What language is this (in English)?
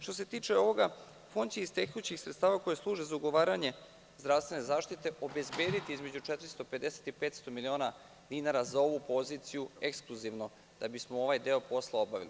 Serbian